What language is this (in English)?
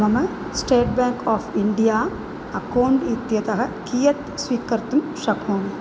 Sanskrit